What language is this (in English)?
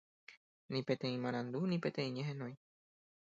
Guarani